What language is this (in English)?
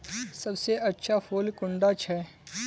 Magahi